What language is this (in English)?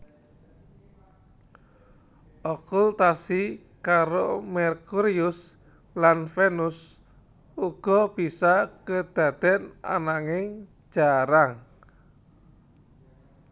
Javanese